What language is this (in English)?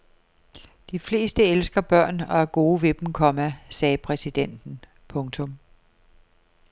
Danish